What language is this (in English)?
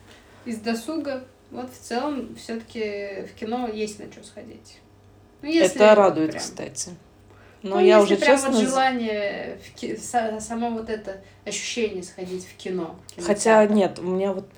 Russian